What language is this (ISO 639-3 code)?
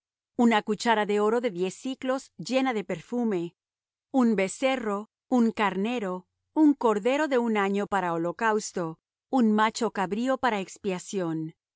spa